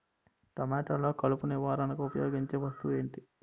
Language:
Telugu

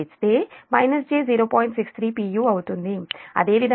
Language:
Telugu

